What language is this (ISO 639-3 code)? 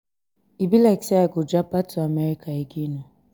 pcm